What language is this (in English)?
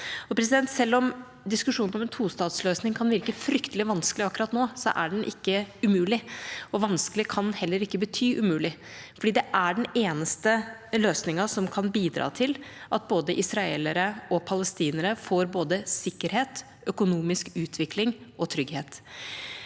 Norwegian